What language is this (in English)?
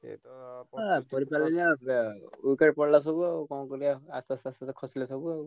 Odia